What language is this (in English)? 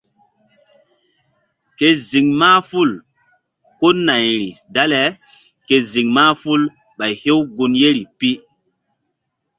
Mbum